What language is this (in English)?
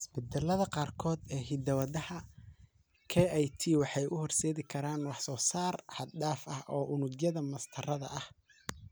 Somali